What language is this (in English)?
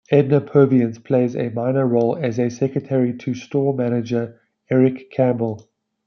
English